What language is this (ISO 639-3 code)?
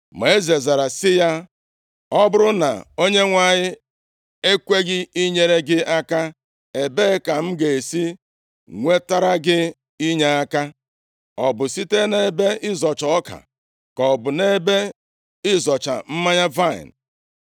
ibo